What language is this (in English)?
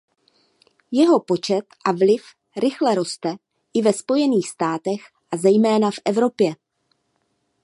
Czech